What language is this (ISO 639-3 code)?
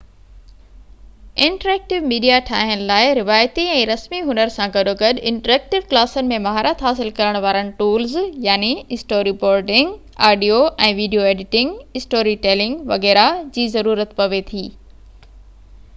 snd